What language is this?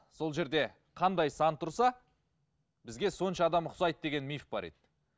Kazakh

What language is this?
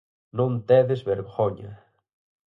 Galician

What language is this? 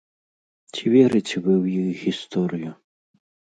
Belarusian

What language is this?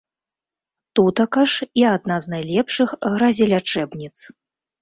Belarusian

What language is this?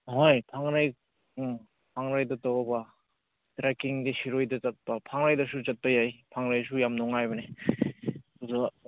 Manipuri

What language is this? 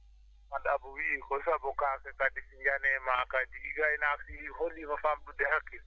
Fula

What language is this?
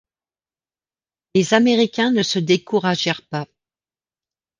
French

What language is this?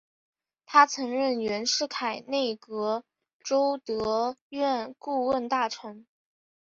Chinese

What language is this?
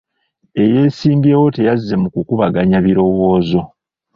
Ganda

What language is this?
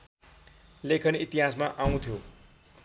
Nepali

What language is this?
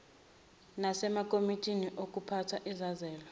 Zulu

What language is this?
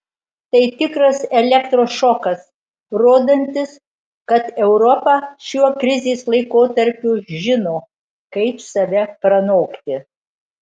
Lithuanian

